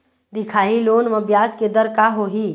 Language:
Chhattisgarhi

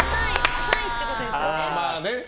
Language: Japanese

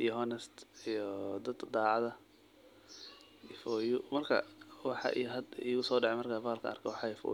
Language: Somali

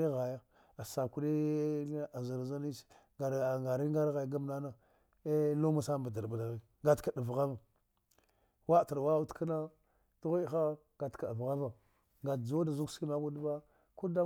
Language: Dghwede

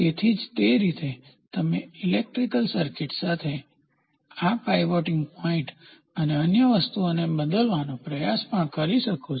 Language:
Gujarati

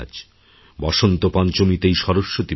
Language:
Bangla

